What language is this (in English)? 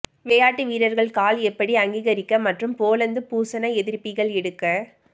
Tamil